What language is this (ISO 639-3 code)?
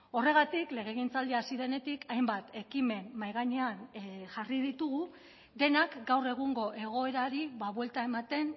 eus